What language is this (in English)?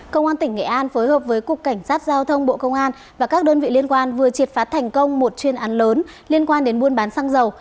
Vietnamese